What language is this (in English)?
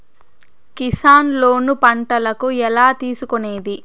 Telugu